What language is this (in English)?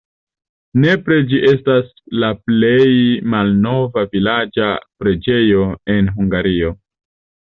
Esperanto